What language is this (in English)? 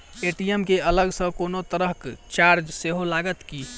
Maithili